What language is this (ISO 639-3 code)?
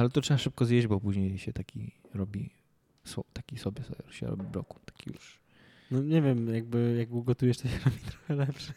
pol